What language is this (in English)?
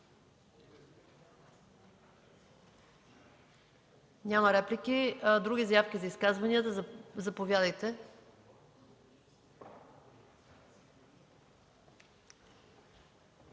Bulgarian